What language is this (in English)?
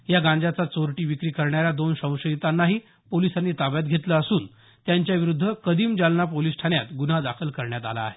Marathi